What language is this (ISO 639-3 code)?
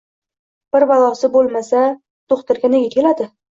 uzb